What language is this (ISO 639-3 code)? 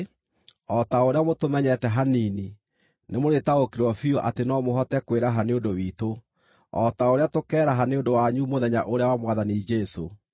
kik